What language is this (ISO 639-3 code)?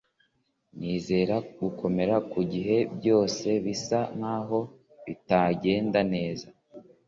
kin